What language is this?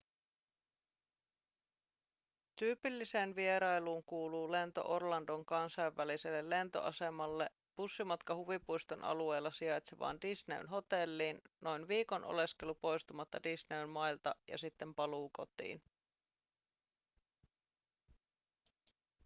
Finnish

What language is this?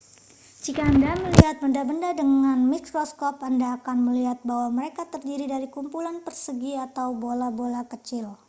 Indonesian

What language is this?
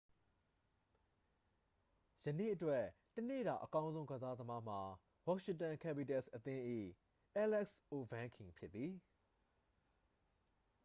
Burmese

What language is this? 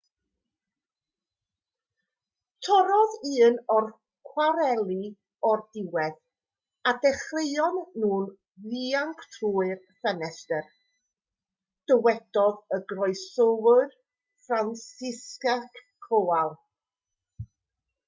Welsh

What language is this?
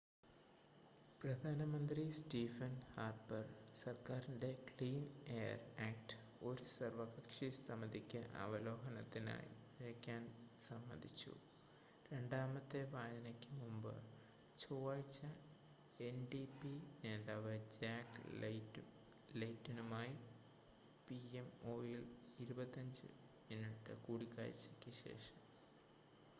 Malayalam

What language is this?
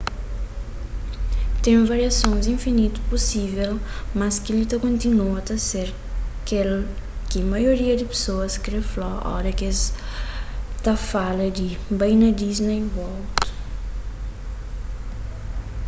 Kabuverdianu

